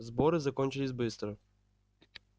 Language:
Russian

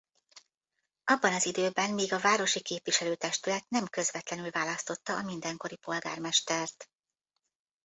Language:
Hungarian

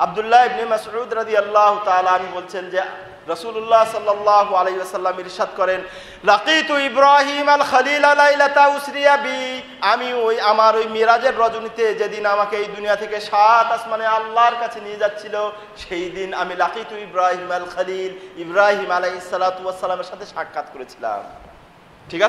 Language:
Dutch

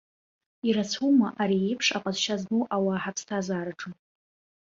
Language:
Abkhazian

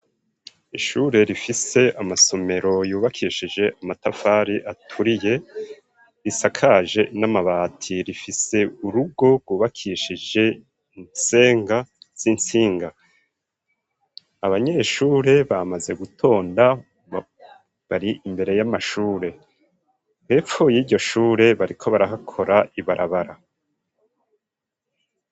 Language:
Rundi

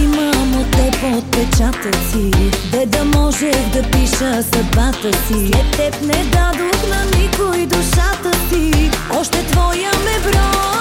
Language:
Bulgarian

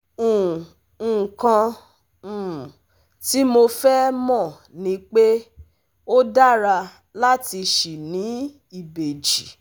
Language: Yoruba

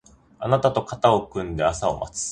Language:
Japanese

